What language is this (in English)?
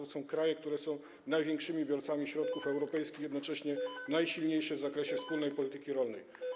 Polish